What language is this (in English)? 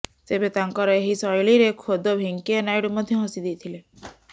Odia